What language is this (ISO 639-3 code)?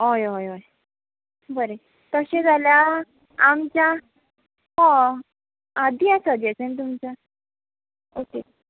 kok